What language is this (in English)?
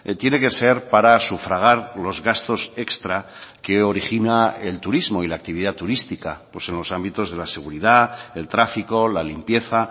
Spanish